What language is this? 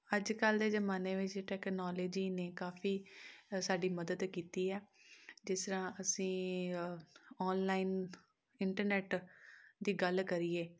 Punjabi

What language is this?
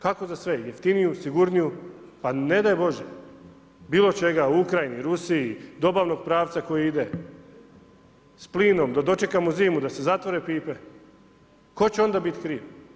Croatian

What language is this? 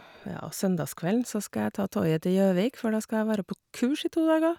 Norwegian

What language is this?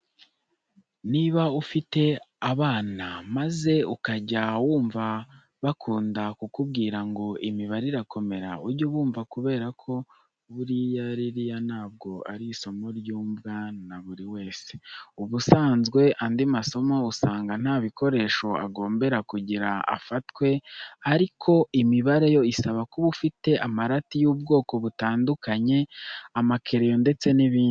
Kinyarwanda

